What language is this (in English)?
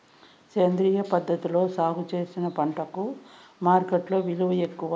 Telugu